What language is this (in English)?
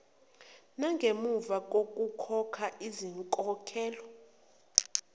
Zulu